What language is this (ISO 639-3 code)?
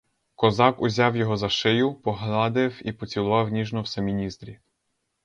ukr